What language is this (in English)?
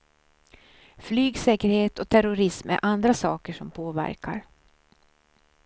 Swedish